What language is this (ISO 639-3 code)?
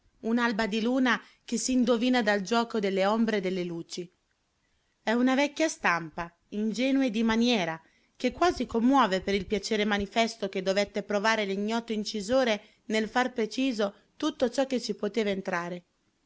ita